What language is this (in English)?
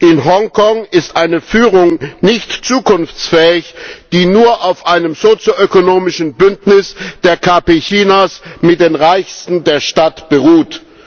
German